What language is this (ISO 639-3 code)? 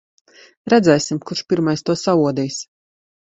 lav